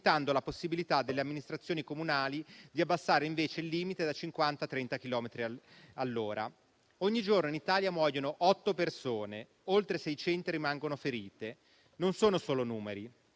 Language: Italian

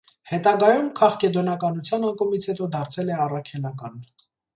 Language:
Armenian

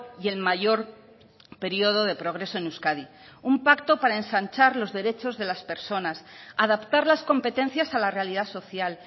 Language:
Spanish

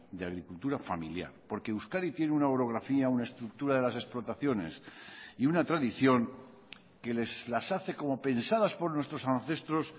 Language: Spanish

